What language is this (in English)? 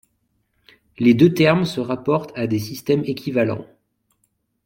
French